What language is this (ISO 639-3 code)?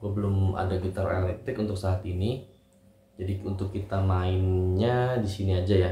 ind